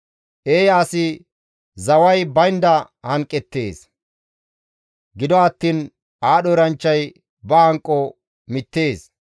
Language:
Gamo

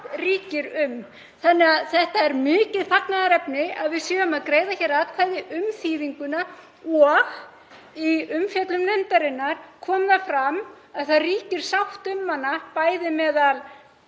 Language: Icelandic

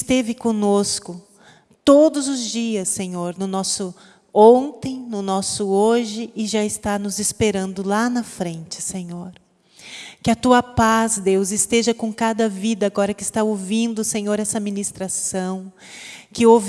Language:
Portuguese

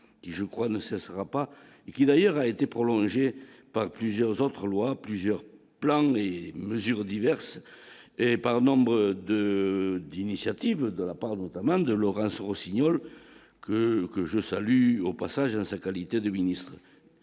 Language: French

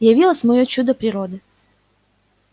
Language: Russian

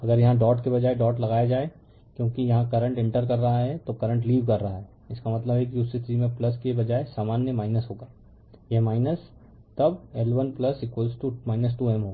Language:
Hindi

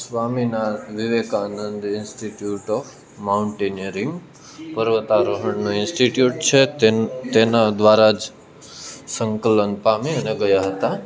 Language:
Gujarati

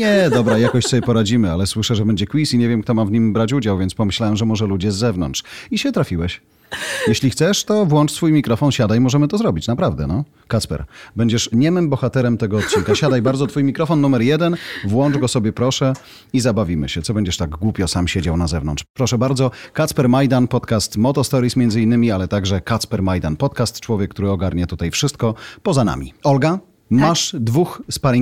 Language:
Polish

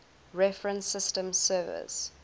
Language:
English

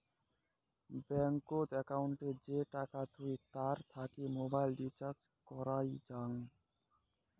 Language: Bangla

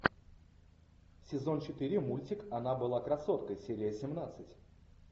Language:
Russian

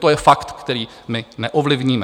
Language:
Czech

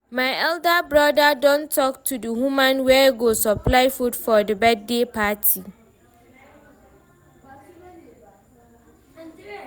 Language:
Nigerian Pidgin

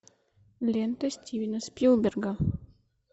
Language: Russian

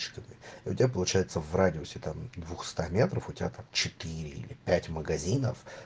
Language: Russian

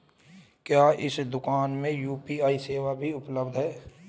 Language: Hindi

